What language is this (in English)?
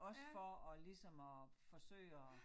Danish